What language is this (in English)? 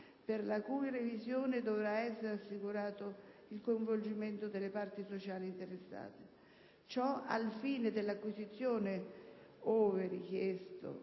Italian